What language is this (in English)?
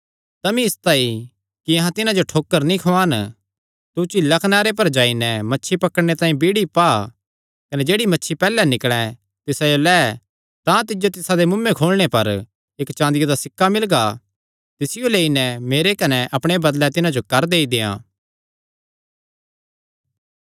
Kangri